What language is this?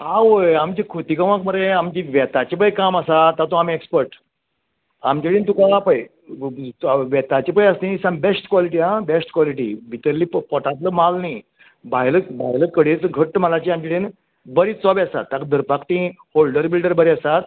Konkani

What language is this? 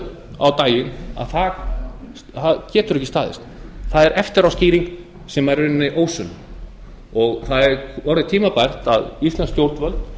Icelandic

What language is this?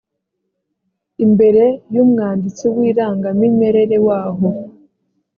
Kinyarwanda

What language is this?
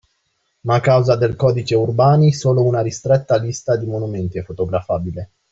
Italian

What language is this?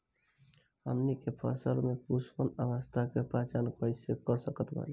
Bhojpuri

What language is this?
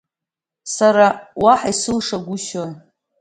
Abkhazian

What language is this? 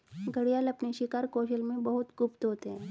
Hindi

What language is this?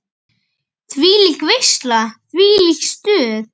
Icelandic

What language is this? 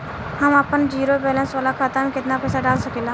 Bhojpuri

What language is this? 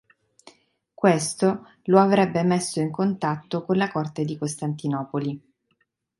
Italian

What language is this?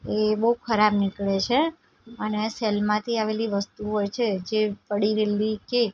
Gujarati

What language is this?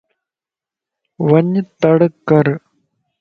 Lasi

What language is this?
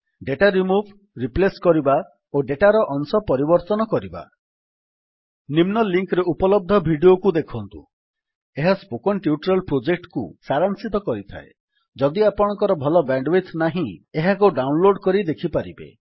Odia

